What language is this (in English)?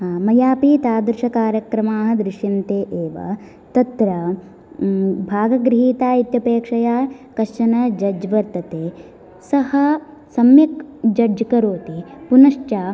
Sanskrit